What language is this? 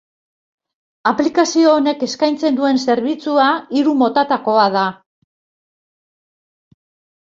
Basque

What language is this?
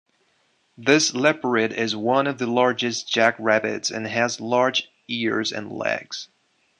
English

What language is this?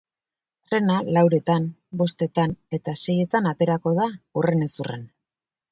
Basque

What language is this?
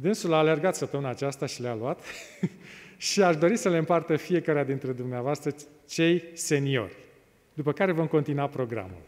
Romanian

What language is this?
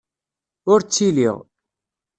Kabyle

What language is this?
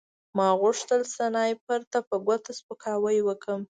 Pashto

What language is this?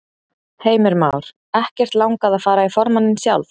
Icelandic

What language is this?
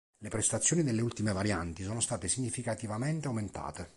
Italian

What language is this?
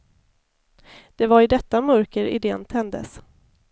Swedish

